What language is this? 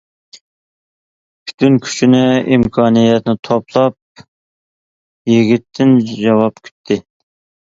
Uyghur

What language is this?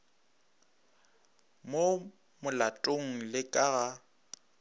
Northern Sotho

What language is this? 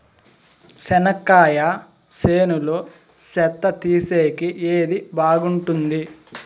Telugu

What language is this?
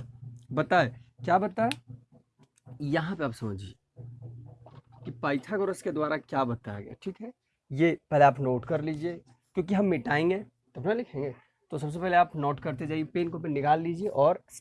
Hindi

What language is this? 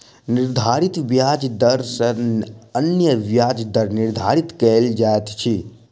Maithili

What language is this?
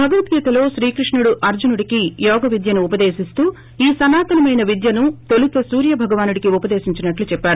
Telugu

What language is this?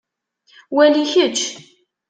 Kabyle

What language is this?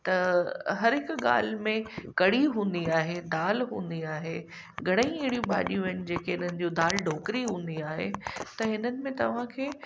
Sindhi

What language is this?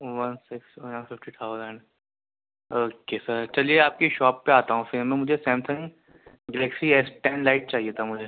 Urdu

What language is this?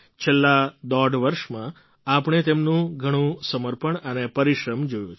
Gujarati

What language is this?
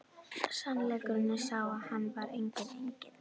Icelandic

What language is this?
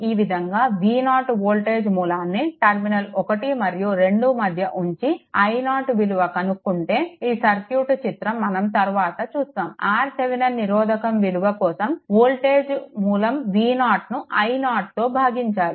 Telugu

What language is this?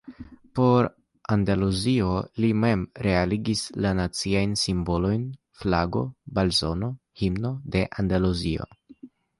Esperanto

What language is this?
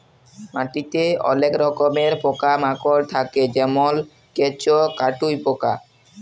Bangla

